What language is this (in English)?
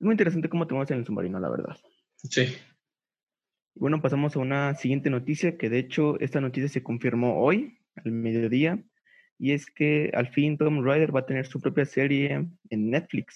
Spanish